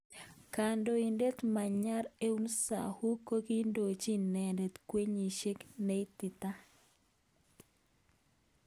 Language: Kalenjin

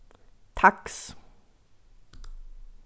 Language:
Faroese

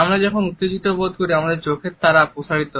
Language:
Bangla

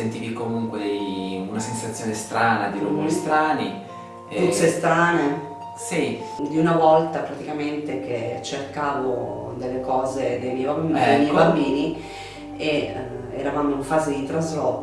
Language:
Italian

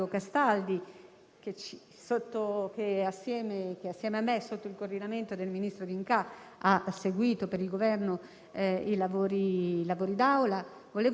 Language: Italian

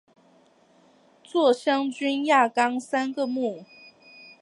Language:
Chinese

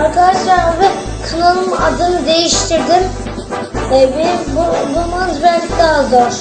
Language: Turkish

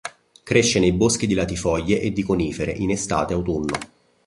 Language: Italian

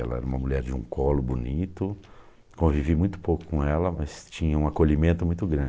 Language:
Portuguese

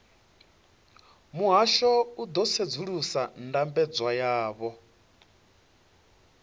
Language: Venda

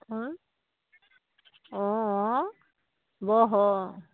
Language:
Assamese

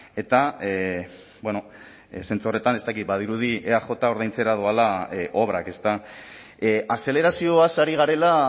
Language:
Basque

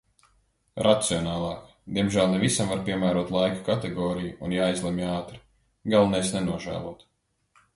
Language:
Latvian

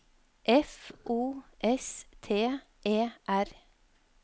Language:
Norwegian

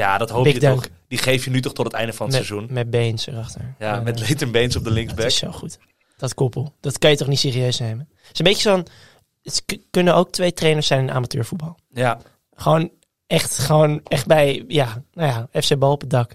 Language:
Dutch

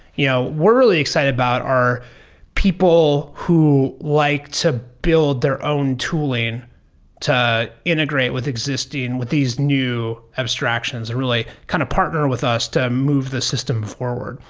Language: English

